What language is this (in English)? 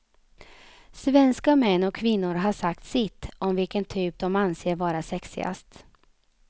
Swedish